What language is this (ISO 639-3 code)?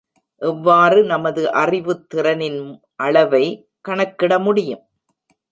tam